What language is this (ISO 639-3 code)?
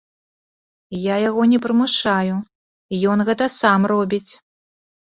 bel